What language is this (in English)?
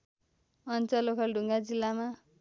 Nepali